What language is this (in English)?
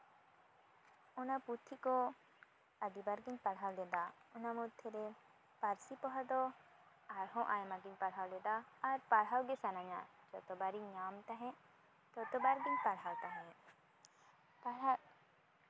Santali